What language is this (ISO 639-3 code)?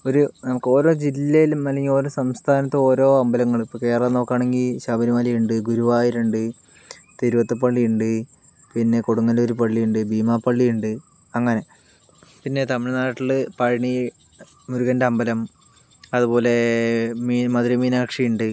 mal